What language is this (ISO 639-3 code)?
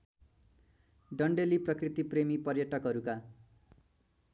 nep